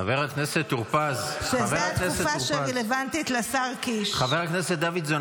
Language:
Hebrew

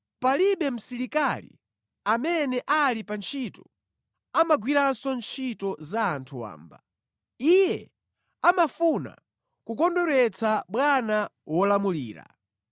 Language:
Nyanja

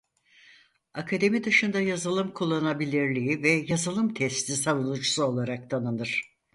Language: Turkish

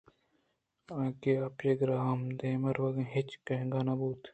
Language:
Eastern Balochi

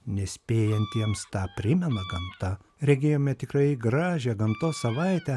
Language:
Lithuanian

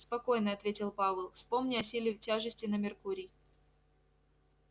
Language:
Russian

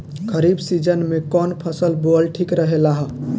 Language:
Bhojpuri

